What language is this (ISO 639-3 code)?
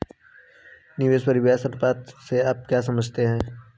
hin